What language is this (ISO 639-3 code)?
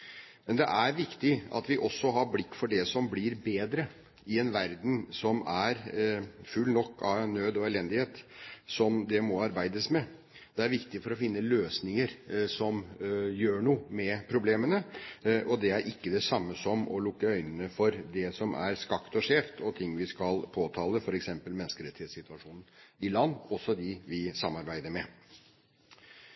nob